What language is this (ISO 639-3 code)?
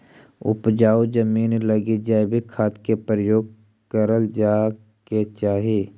mag